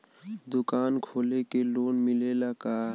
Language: Bhojpuri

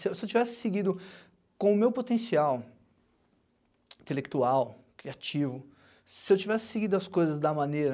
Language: Portuguese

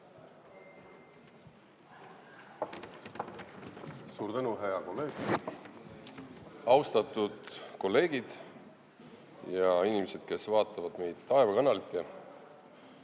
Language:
Estonian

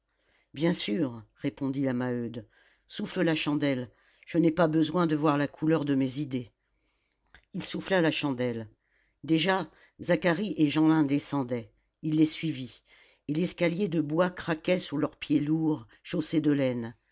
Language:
French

